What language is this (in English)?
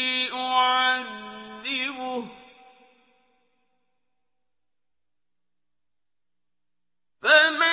Arabic